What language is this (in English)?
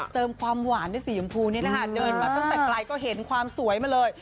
Thai